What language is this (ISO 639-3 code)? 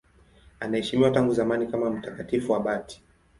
swa